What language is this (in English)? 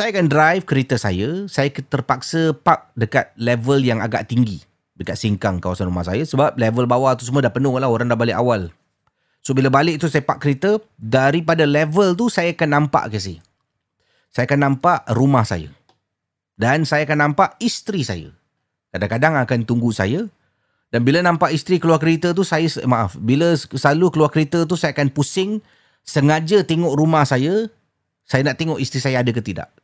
Malay